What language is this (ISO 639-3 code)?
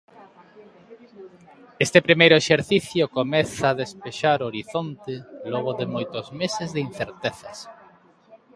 glg